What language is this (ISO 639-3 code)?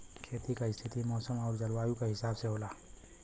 bho